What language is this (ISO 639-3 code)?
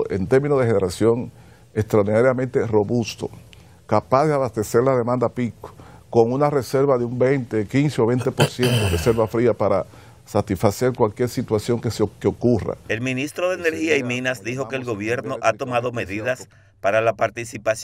spa